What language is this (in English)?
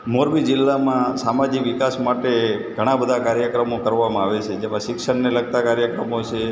Gujarati